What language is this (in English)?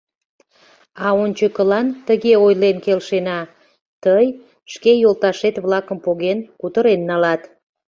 Mari